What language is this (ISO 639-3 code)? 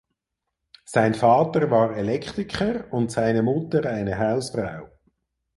deu